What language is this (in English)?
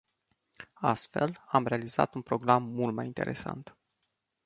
Romanian